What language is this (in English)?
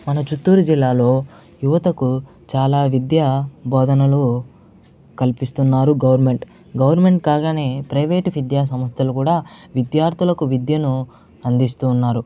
Telugu